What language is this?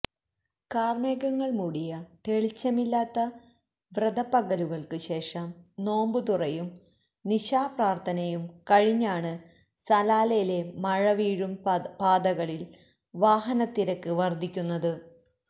Malayalam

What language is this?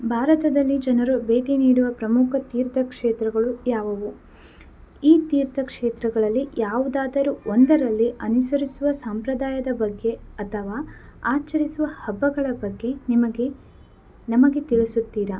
Kannada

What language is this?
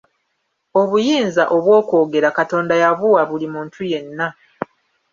Ganda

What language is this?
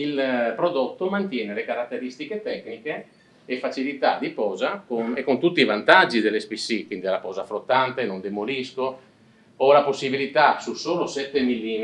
Italian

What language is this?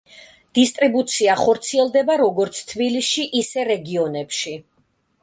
Georgian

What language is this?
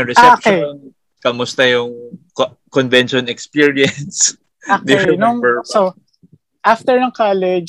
Filipino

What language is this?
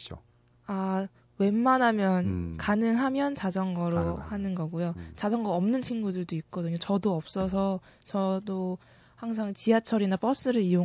Korean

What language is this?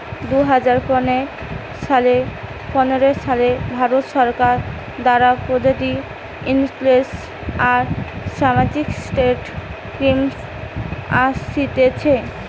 Bangla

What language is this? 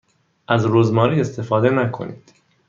Persian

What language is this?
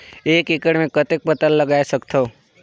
Chhattisgarhi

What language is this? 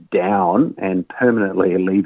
Indonesian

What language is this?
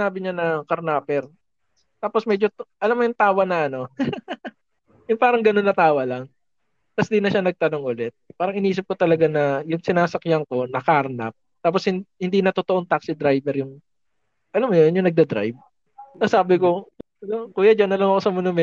Filipino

